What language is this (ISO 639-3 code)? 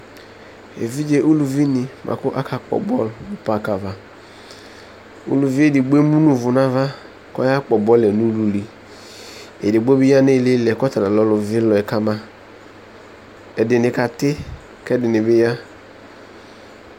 kpo